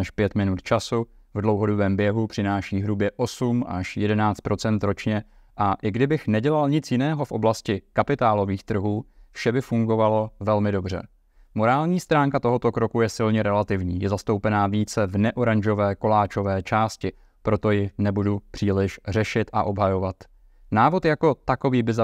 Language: Czech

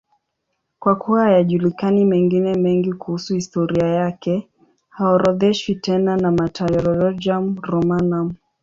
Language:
Swahili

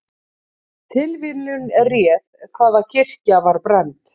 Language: Icelandic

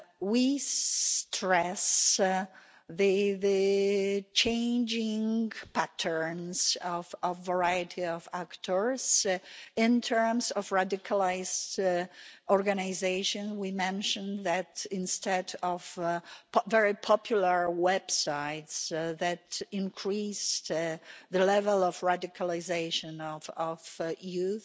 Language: English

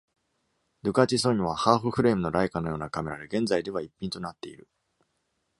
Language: Japanese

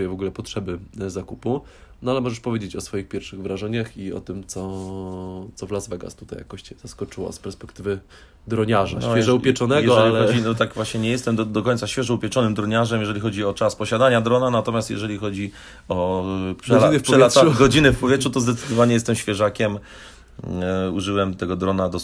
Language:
Polish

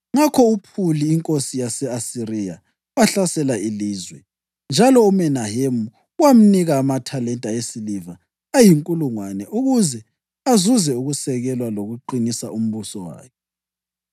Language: North Ndebele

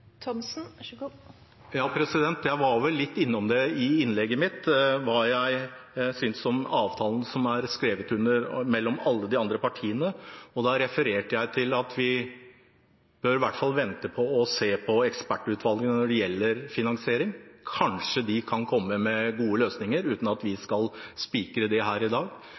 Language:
Norwegian Bokmål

